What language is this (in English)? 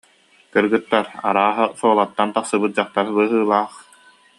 Yakut